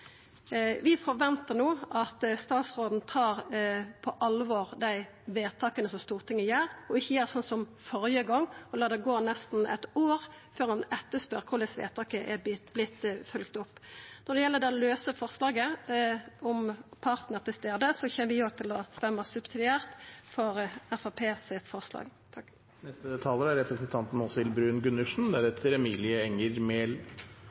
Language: Norwegian Nynorsk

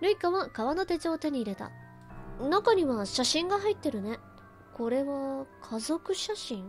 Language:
Japanese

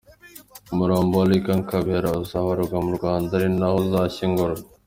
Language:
Kinyarwanda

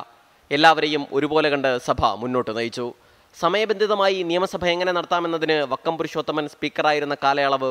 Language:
Romanian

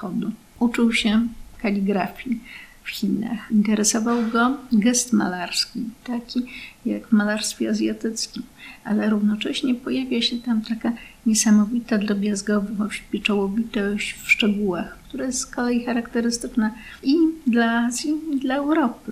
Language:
Polish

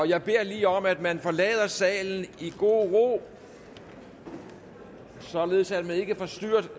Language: Danish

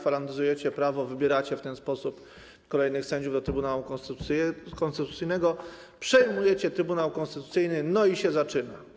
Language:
Polish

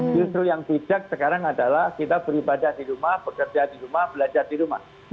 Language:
Indonesian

